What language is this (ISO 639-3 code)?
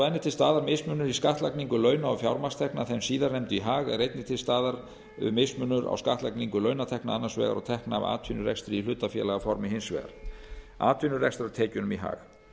isl